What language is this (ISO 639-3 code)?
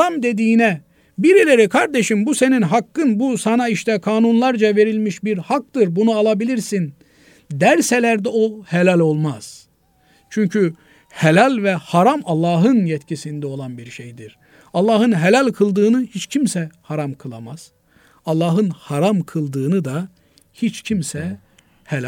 tur